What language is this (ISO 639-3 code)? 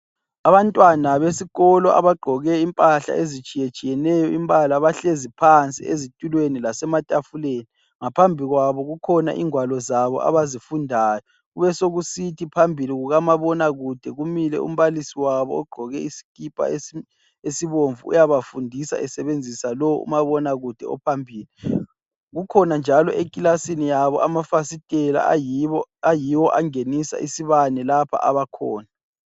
nde